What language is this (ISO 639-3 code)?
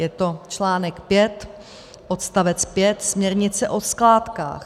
ces